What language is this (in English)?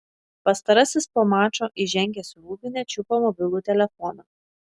Lithuanian